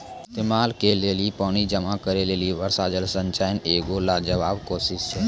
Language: Maithili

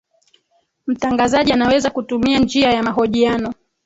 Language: Swahili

